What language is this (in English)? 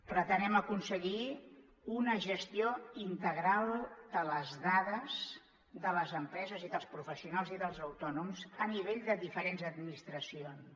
Catalan